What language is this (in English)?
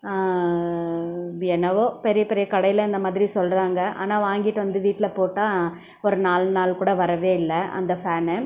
Tamil